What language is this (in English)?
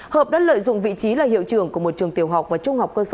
Vietnamese